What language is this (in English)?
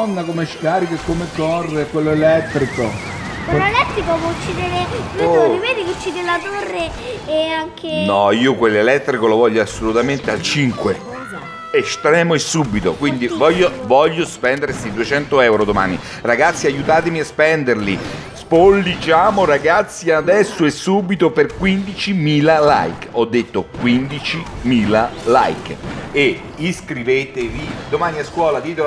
Italian